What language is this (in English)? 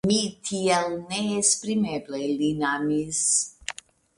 Esperanto